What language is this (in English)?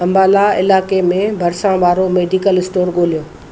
Sindhi